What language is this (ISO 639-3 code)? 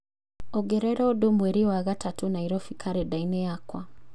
kik